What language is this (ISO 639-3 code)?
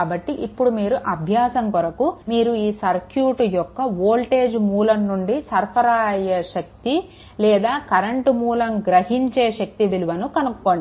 tel